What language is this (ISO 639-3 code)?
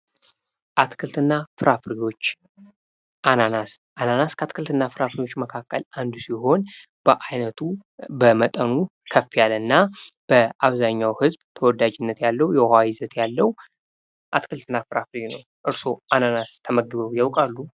amh